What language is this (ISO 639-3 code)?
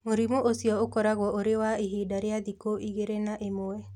kik